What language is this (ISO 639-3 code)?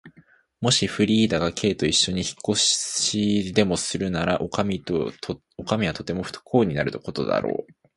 jpn